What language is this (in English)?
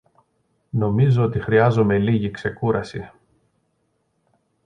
Greek